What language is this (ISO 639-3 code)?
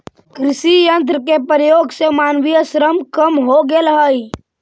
mag